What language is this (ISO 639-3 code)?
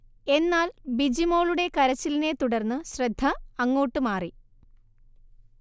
mal